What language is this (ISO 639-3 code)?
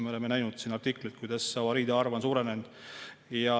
est